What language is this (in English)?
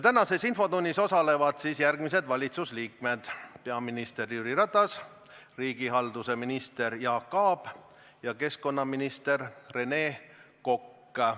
Estonian